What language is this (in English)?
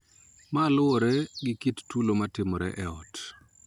Luo (Kenya and Tanzania)